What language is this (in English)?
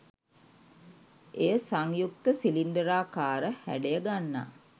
Sinhala